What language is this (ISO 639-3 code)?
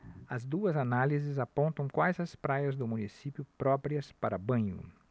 por